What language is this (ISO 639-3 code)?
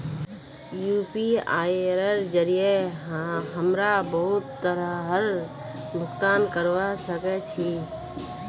mag